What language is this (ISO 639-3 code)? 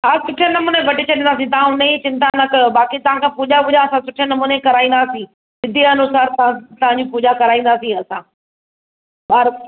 snd